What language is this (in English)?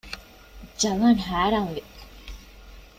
Divehi